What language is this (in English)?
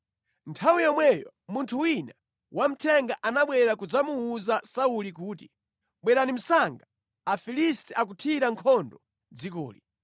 Nyanja